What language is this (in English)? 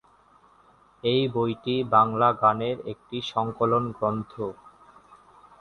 Bangla